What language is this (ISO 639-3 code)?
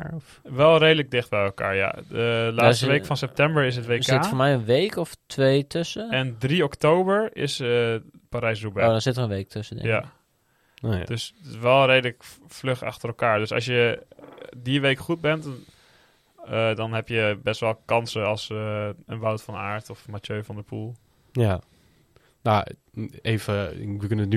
nld